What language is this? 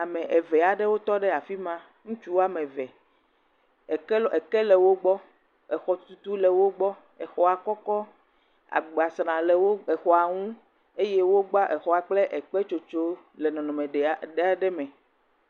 Ewe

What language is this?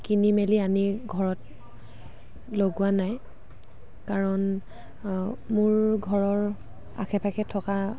Assamese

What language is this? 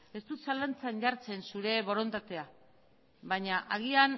Basque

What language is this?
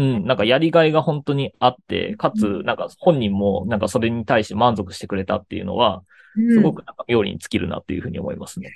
Japanese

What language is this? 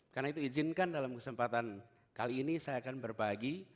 Indonesian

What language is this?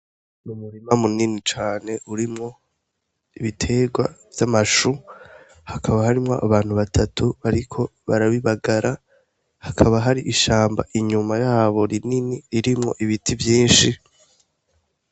Rundi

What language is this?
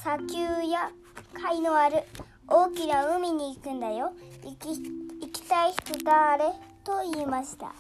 Japanese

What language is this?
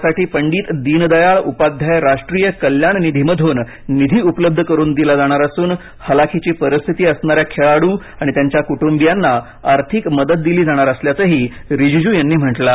Marathi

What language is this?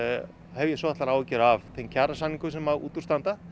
Icelandic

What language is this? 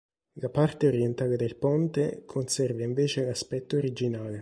Italian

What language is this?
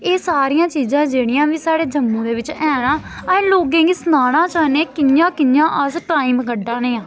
Dogri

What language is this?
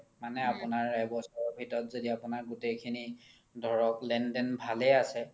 Assamese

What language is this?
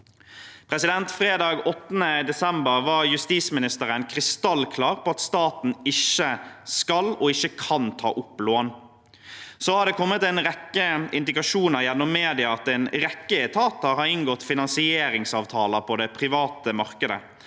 Norwegian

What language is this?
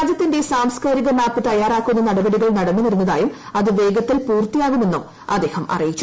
Malayalam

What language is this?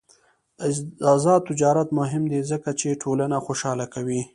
Pashto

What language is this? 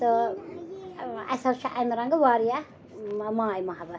Kashmiri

